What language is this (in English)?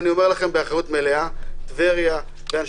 Hebrew